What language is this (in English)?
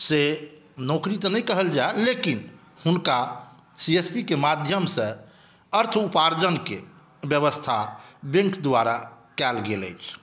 Maithili